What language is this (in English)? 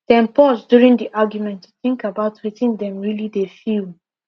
Nigerian Pidgin